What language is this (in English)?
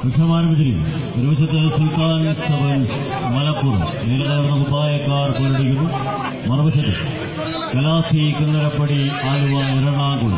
Turkish